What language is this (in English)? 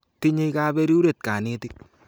Kalenjin